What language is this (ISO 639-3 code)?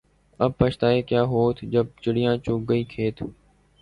urd